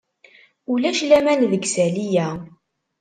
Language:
Kabyle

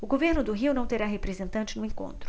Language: Portuguese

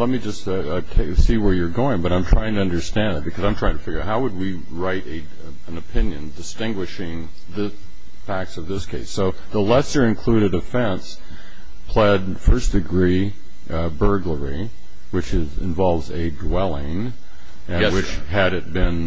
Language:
English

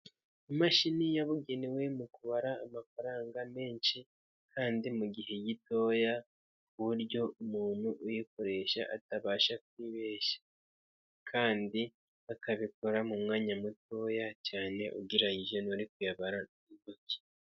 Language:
Kinyarwanda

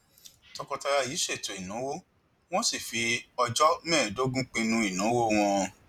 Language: Yoruba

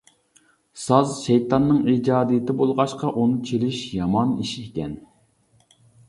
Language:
Uyghur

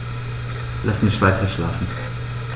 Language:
German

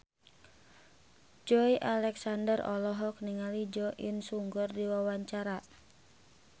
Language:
Sundanese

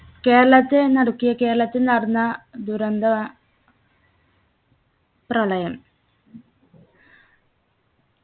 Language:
Malayalam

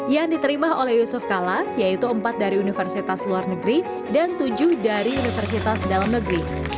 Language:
Indonesian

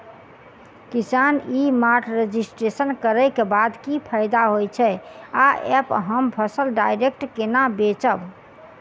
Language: Maithili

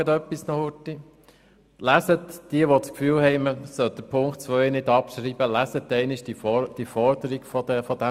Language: Swiss German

